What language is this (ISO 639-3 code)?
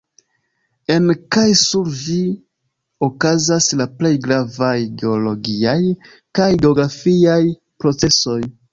epo